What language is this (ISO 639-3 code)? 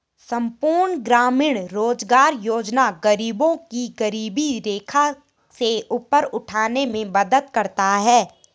hin